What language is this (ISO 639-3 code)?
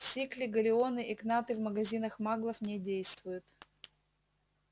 rus